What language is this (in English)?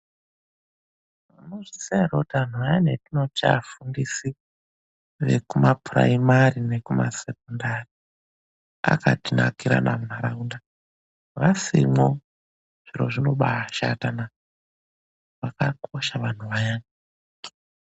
Ndau